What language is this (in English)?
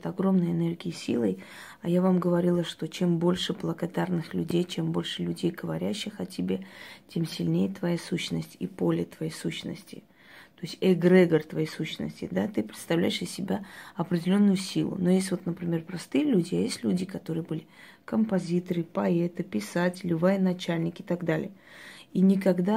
Russian